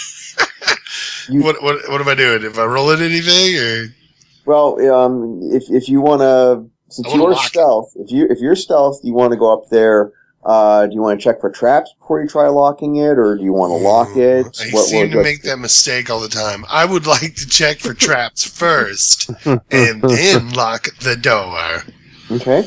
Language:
English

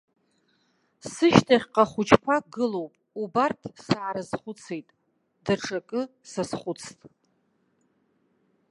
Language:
Abkhazian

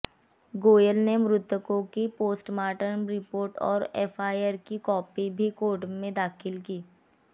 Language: Hindi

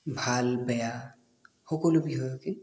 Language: Assamese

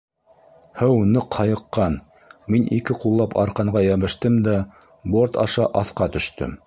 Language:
Bashkir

